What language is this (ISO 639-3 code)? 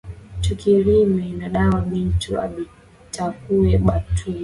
swa